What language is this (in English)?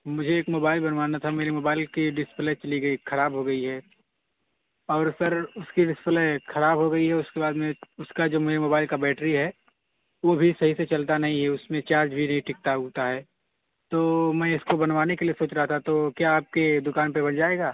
Urdu